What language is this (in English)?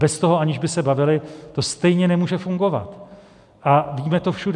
Czech